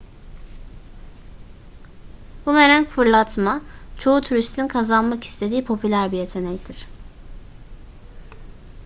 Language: Turkish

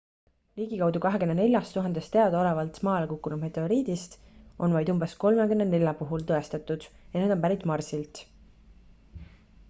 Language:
Estonian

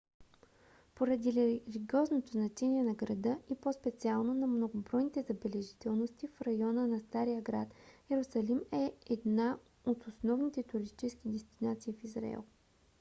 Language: Bulgarian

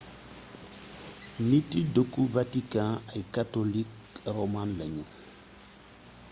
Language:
Wolof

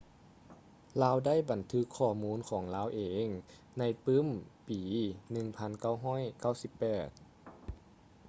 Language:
Lao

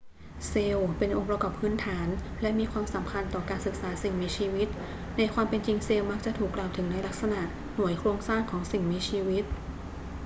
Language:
Thai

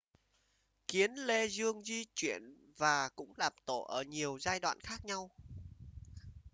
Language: Vietnamese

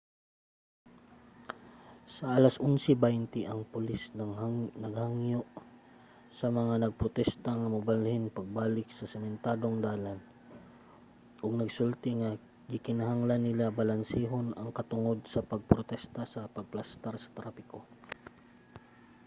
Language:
Cebuano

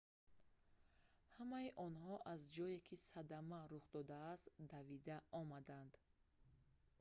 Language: Tajik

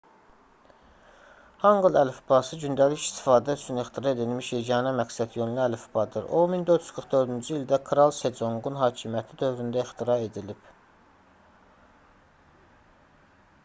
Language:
Azerbaijani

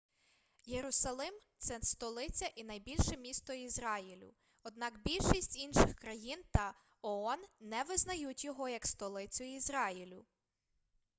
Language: Ukrainian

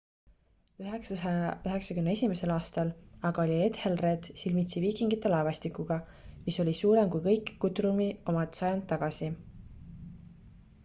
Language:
Estonian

